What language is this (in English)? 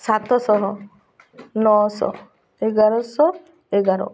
Odia